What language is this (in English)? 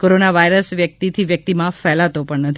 Gujarati